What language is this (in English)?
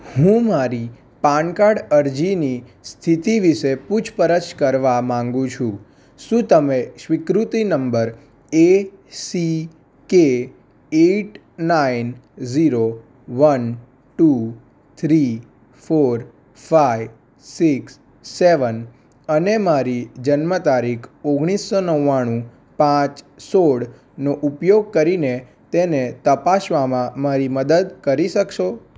Gujarati